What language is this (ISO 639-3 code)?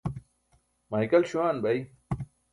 bsk